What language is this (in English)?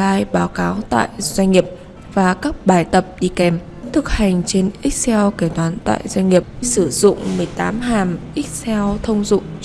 Vietnamese